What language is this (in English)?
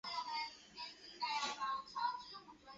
Chinese